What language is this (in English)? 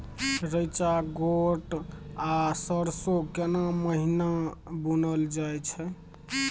Maithili